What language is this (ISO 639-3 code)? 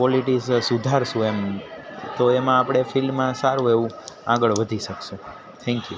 guj